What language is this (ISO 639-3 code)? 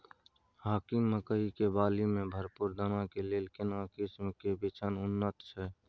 mai